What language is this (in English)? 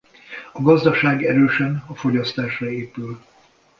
Hungarian